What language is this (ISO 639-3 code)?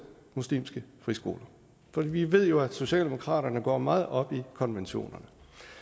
dan